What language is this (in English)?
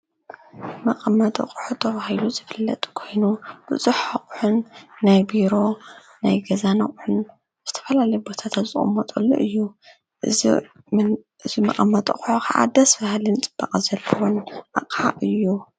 Tigrinya